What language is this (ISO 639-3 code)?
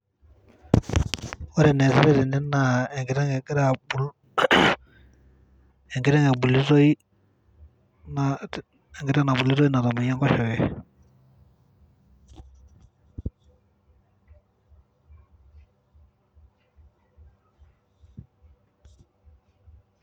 mas